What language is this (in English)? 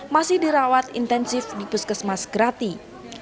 Indonesian